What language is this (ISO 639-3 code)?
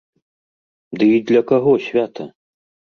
bel